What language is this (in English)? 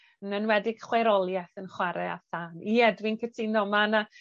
Welsh